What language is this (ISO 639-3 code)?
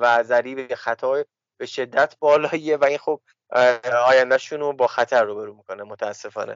fas